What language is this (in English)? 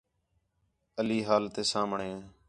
Khetrani